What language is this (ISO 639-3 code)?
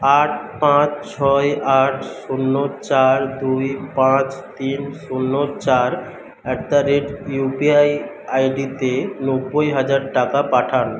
ben